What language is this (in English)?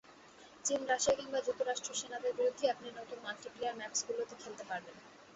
Bangla